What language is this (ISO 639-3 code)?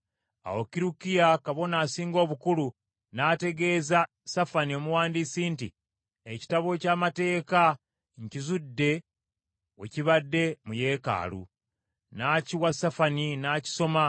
lug